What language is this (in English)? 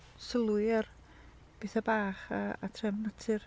Welsh